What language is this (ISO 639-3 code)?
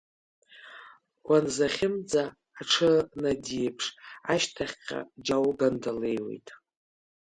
abk